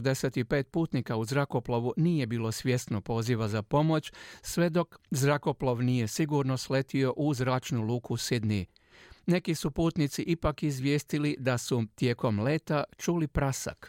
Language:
Croatian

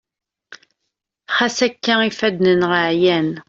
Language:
Kabyle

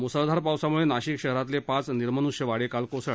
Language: Marathi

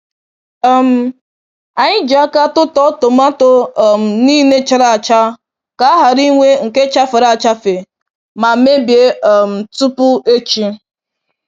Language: Igbo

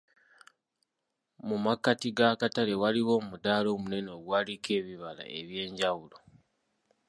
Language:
Ganda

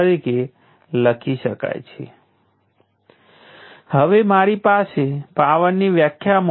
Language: Gujarati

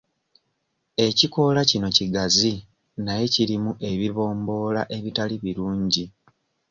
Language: Ganda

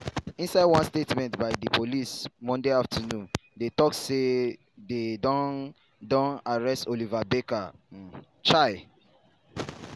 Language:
Nigerian Pidgin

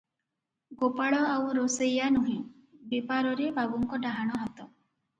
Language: Odia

